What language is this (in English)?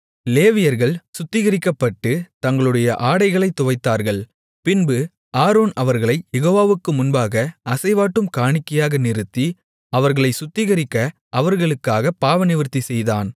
Tamil